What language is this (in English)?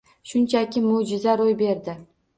Uzbek